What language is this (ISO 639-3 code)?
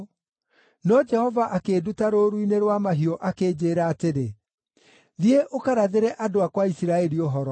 kik